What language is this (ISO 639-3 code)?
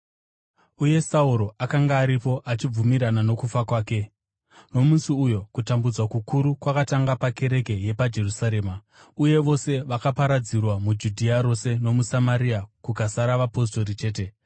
sna